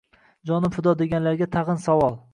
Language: Uzbek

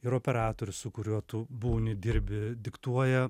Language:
Lithuanian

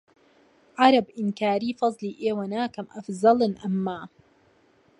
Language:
Central Kurdish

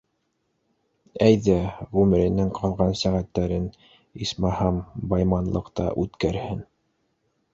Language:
Bashkir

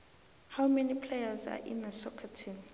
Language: South Ndebele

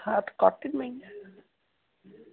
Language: Sindhi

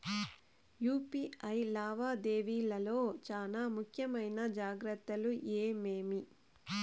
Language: Telugu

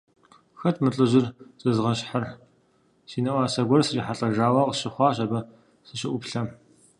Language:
Kabardian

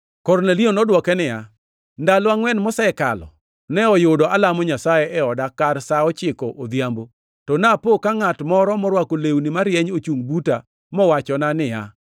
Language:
Luo (Kenya and Tanzania)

